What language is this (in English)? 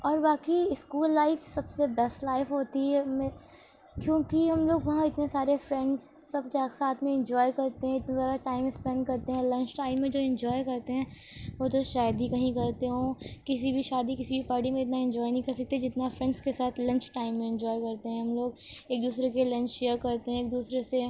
Urdu